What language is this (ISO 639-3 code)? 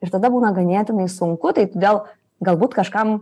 lit